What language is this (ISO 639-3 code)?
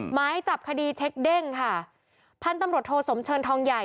tha